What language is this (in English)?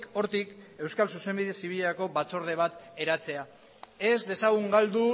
Basque